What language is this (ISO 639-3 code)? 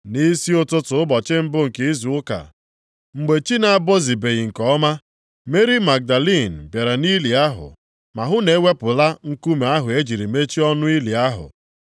ibo